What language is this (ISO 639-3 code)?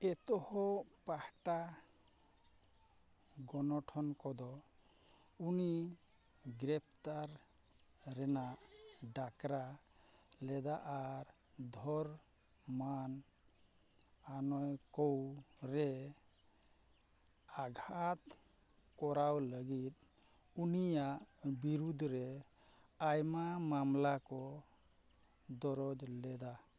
sat